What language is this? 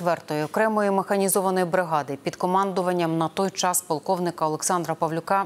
Ukrainian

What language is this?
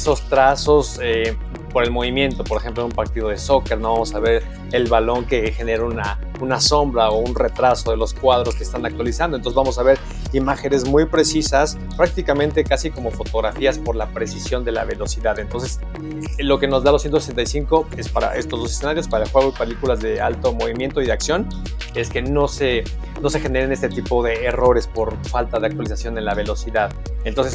Spanish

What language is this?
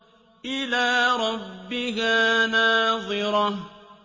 Arabic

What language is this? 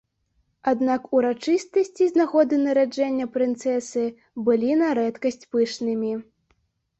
Belarusian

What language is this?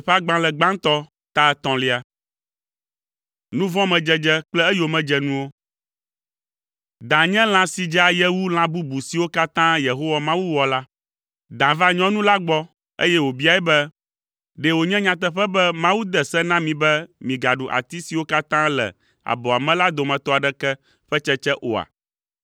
Ewe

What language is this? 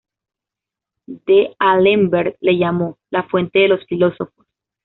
Spanish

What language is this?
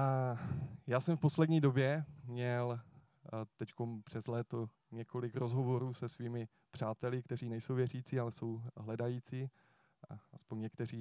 Czech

